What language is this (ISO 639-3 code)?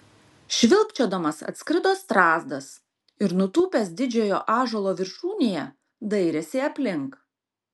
lit